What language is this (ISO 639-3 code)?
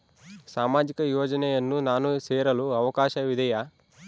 kan